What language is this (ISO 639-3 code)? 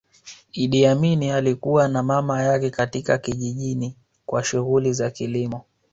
swa